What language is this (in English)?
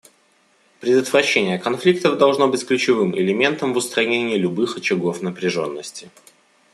Russian